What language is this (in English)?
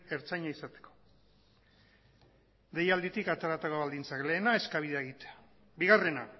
Basque